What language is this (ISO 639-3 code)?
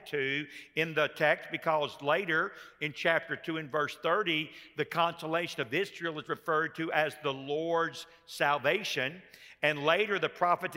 eng